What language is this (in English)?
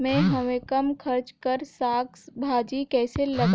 Chhattisgarhi